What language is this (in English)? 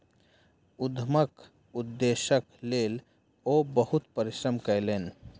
Maithili